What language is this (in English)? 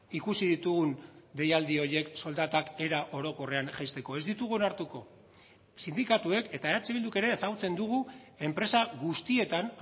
Basque